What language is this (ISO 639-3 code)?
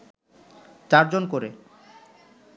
ben